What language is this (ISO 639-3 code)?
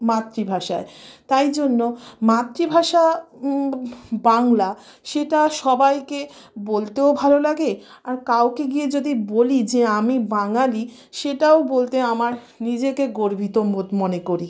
ben